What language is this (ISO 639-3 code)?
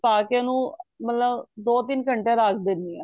pan